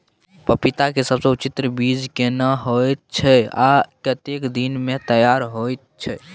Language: Maithili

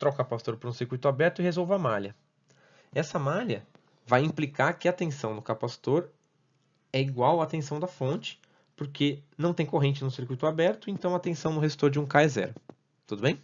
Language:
Portuguese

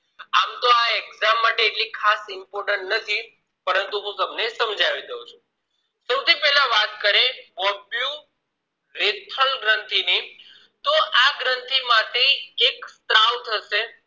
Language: Gujarati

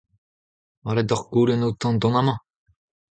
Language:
Breton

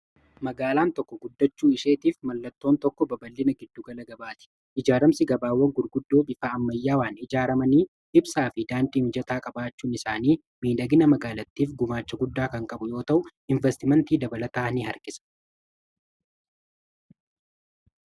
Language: Oromo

